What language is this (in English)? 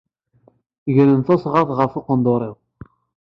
Kabyle